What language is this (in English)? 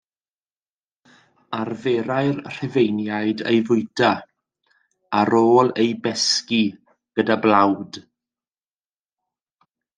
Welsh